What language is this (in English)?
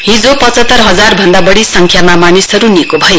Nepali